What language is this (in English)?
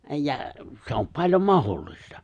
Finnish